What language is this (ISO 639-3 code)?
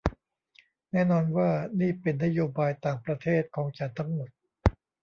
tha